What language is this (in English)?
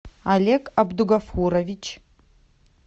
Russian